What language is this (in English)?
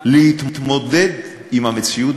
Hebrew